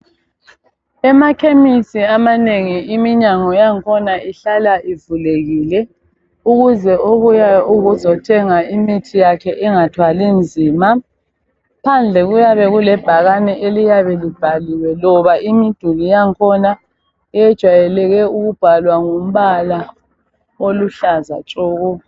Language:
North Ndebele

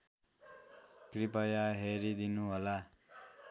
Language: Nepali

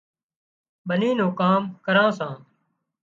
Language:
Wadiyara Koli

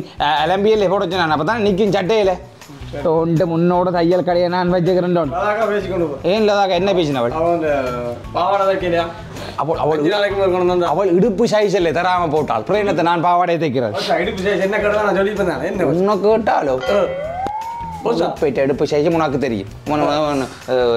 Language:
Tamil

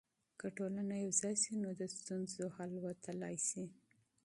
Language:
Pashto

